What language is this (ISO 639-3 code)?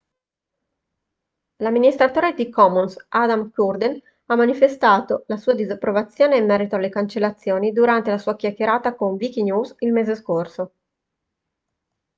ita